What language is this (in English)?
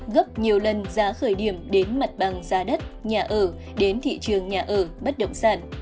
Vietnamese